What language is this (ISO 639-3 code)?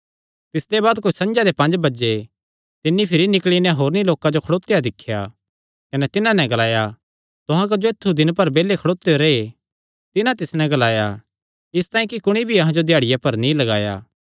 xnr